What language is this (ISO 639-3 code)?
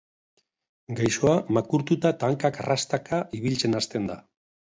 eus